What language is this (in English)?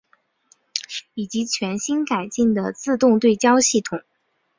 Chinese